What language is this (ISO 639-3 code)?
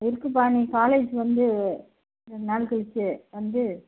tam